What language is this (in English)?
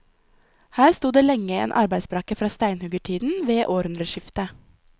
Norwegian